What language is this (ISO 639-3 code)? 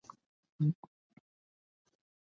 pus